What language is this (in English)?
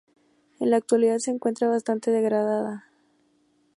Spanish